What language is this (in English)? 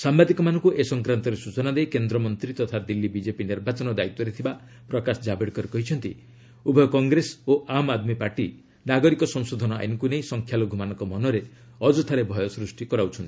Odia